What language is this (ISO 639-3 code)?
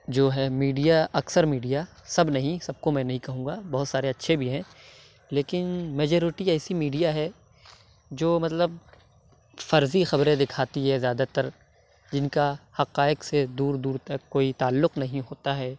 urd